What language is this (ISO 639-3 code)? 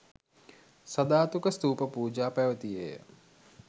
sin